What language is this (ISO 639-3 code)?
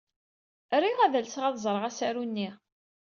kab